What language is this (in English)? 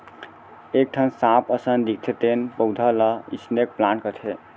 Chhattisgarhi